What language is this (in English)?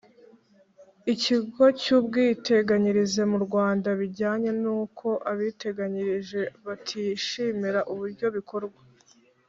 Kinyarwanda